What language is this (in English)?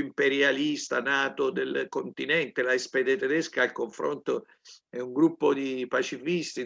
Italian